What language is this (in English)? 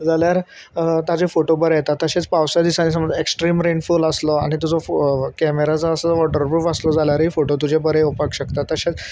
Konkani